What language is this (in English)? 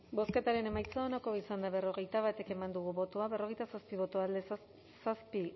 Basque